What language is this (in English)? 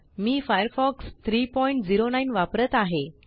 Marathi